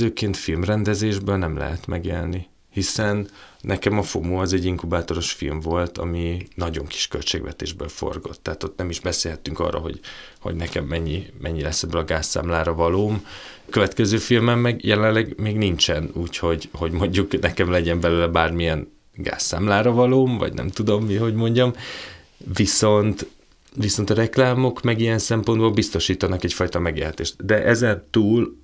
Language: Hungarian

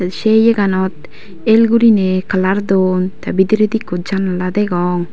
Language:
Chakma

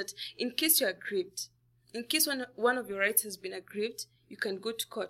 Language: English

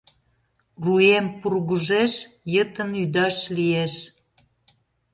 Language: Mari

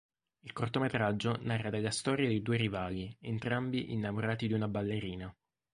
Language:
Italian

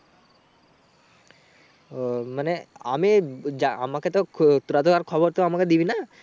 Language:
Bangla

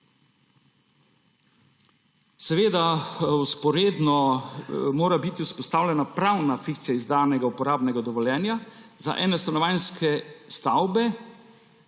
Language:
Slovenian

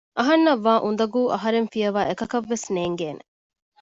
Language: Divehi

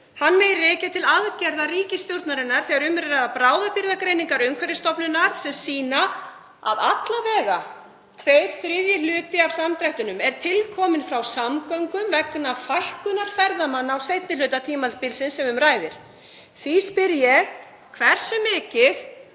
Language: Icelandic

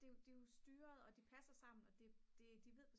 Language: Danish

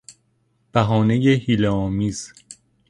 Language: Persian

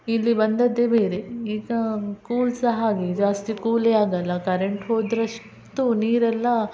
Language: Kannada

